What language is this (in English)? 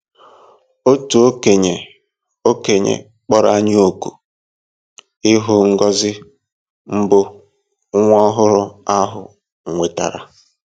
Igbo